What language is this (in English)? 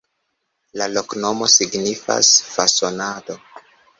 Esperanto